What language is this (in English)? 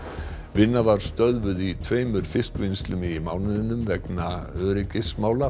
Icelandic